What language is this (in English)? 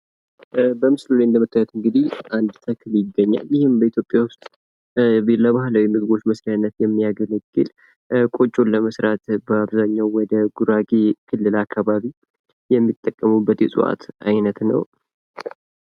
Amharic